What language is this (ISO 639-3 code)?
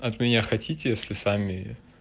rus